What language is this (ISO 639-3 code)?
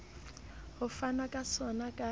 sot